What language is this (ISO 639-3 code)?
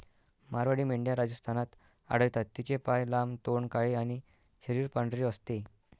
mar